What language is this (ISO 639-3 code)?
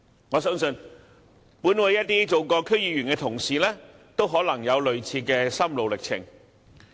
yue